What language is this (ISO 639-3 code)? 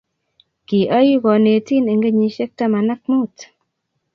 kln